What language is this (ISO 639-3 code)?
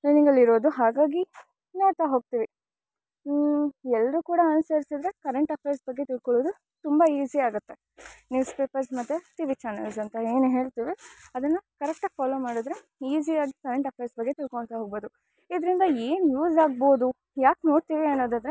kan